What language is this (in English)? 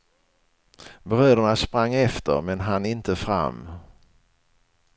Swedish